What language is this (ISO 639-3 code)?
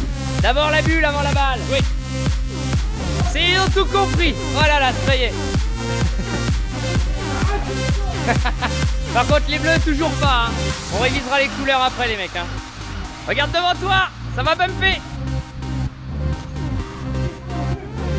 fra